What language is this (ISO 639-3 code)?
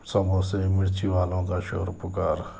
urd